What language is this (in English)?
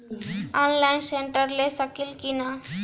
Bhojpuri